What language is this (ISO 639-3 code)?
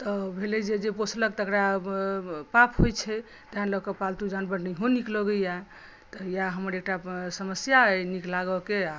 mai